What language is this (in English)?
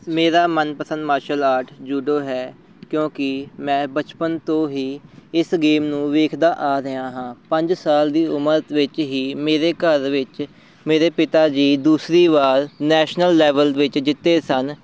Punjabi